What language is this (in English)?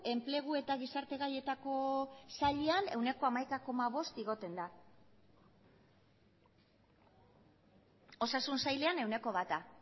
Basque